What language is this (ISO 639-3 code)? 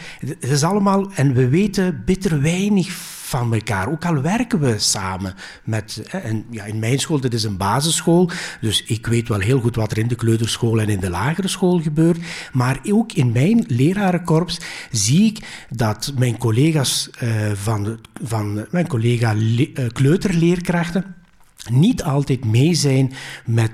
nld